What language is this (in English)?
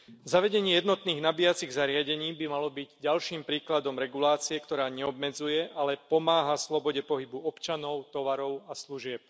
Slovak